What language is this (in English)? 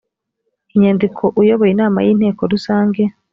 Kinyarwanda